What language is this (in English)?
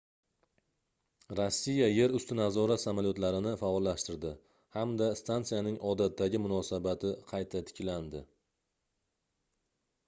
Uzbek